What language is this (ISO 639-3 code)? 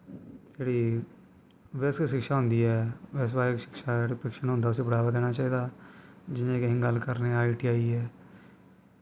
doi